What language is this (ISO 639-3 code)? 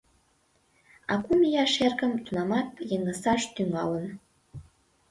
chm